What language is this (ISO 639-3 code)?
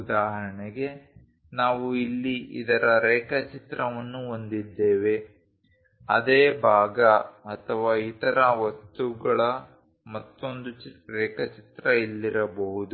kan